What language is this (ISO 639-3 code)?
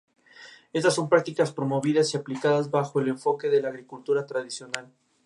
spa